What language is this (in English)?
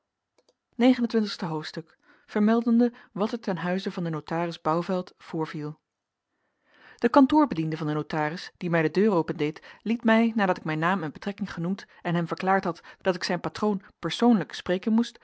Dutch